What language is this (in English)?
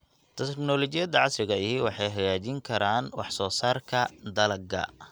Somali